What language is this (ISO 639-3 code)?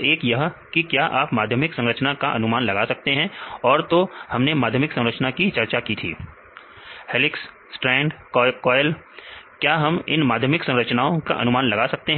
hin